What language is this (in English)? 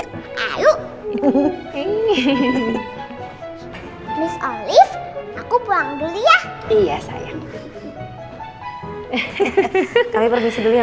Indonesian